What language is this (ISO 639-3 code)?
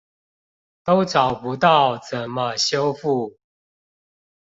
zho